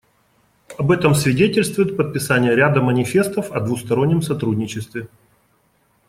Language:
Russian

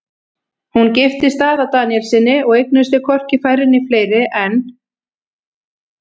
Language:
Icelandic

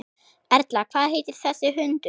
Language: Icelandic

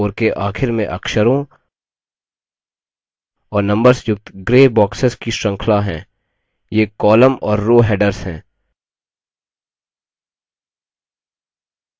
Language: Hindi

